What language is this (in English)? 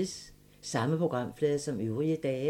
Danish